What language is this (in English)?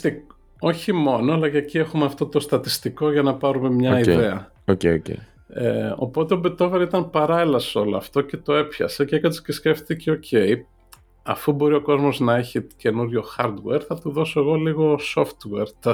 Greek